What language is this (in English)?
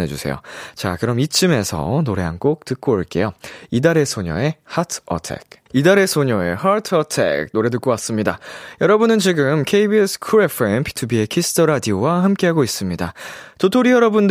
Korean